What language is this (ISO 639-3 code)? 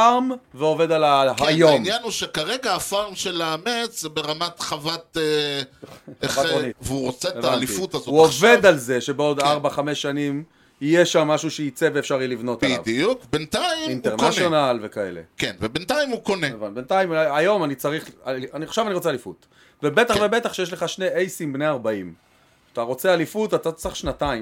heb